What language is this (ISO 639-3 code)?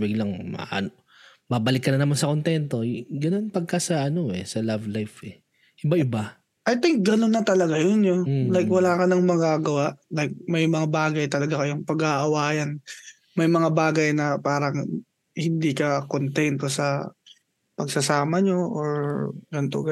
fil